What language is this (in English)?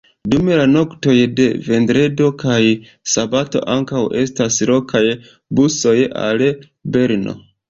Esperanto